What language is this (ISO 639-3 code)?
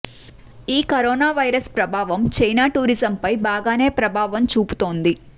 tel